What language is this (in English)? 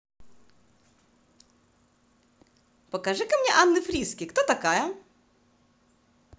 Russian